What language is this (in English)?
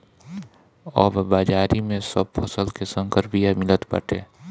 Bhojpuri